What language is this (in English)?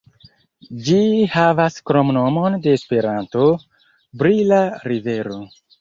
Esperanto